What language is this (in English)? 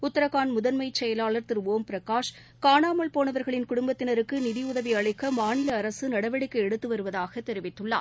Tamil